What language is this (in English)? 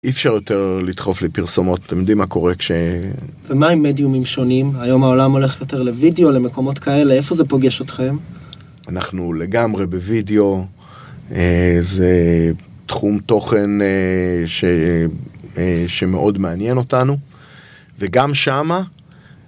Hebrew